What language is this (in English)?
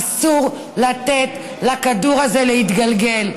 Hebrew